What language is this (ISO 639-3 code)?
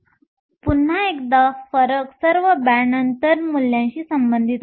mar